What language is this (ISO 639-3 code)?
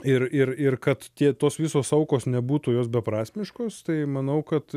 lit